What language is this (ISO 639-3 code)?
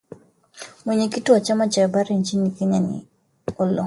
swa